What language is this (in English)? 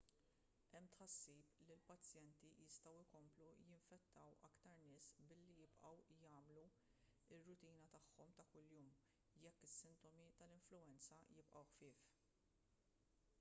Maltese